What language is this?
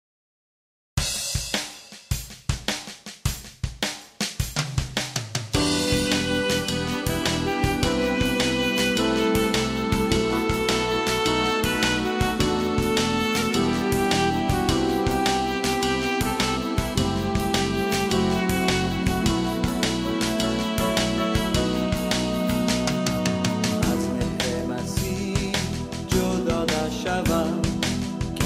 Persian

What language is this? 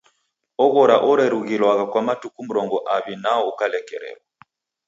Taita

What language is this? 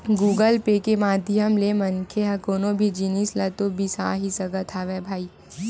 Chhattisgarhi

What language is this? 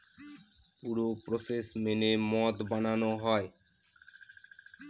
Bangla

